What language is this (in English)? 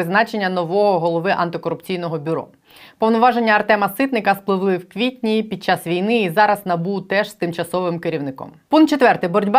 Ukrainian